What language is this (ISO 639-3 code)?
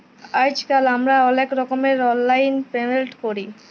ben